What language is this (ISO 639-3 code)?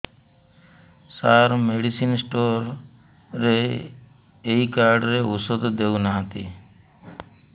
ori